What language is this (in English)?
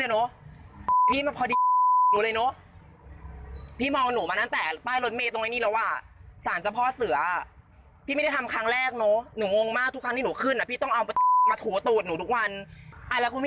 Thai